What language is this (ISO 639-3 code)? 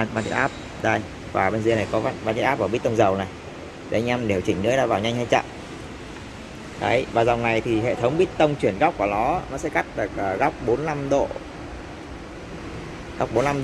vie